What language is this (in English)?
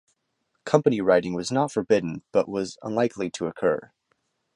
English